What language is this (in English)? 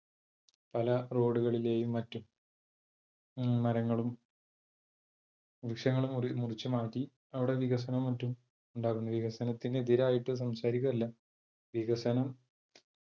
Malayalam